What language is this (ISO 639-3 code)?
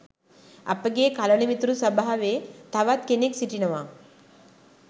sin